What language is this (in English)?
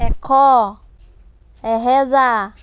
Assamese